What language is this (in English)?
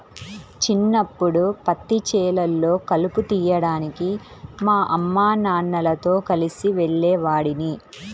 Telugu